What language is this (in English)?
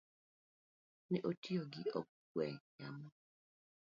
Luo (Kenya and Tanzania)